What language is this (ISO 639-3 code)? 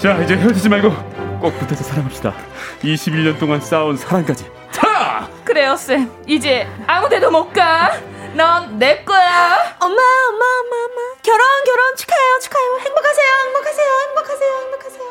kor